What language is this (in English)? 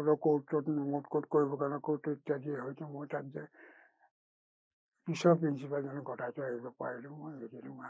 Bangla